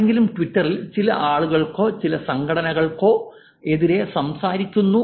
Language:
Malayalam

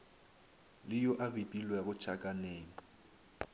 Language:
Northern Sotho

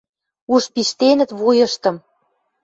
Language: Western Mari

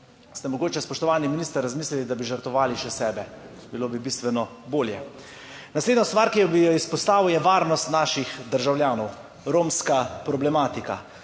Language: Slovenian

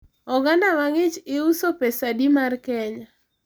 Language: Luo (Kenya and Tanzania)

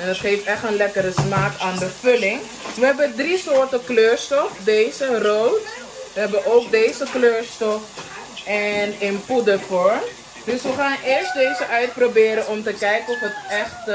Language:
Dutch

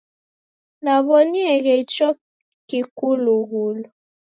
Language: Taita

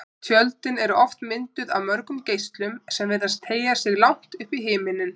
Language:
Icelandic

